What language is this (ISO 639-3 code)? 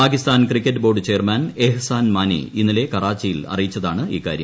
mal